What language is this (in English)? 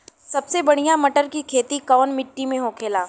Bhojpuri